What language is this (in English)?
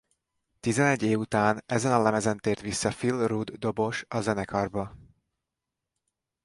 Hungarian